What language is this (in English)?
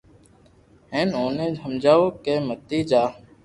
Loarki